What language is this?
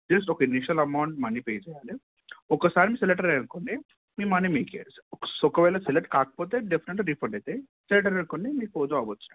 Telugu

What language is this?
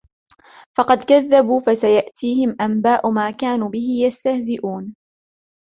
Arabic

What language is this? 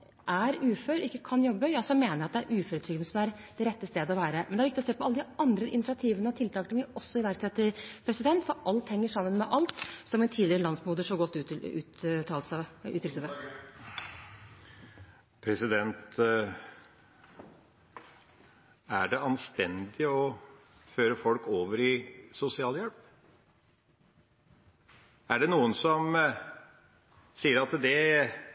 Norwegian Bokmål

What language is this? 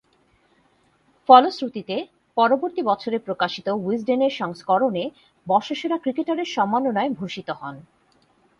Bangla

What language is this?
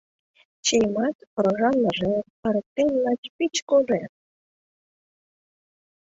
Mari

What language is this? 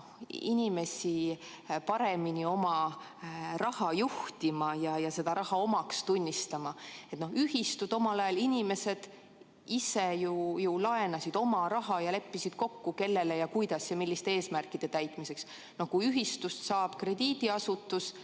Estonian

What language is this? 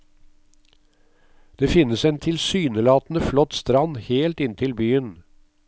Norwegian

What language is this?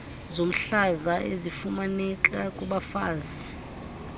Xhosa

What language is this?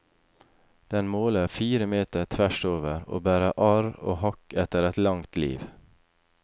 Norwegian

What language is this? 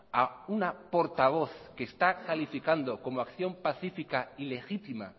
Spanish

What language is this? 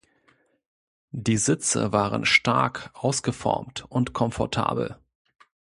German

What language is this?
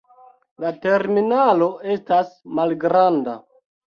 Esperanto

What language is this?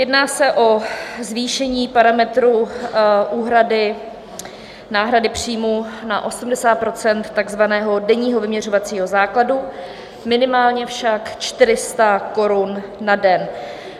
Czech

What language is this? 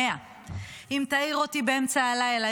Hebrew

